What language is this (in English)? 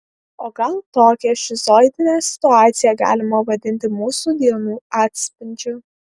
Lithuanian